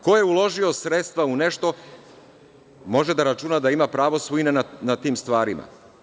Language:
Serbian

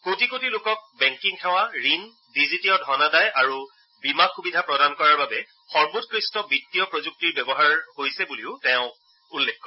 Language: Assamese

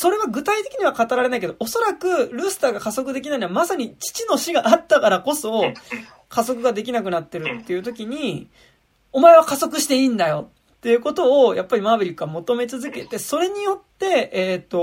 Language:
Japanese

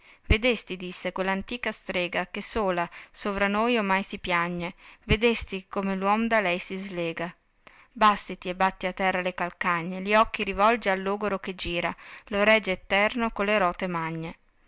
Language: Italian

